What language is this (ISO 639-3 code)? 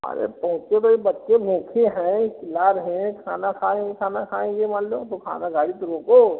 hin